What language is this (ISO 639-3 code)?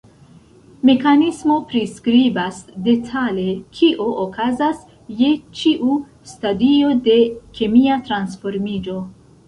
epo